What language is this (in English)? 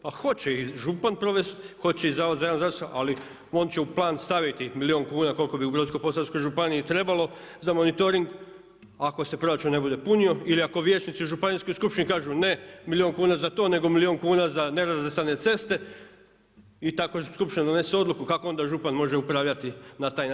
Croatian